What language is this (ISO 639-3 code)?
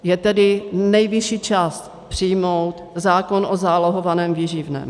ces